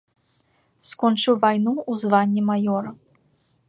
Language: Belarusian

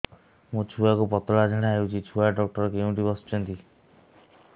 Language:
Odia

